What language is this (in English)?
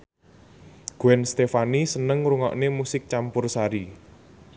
Javanese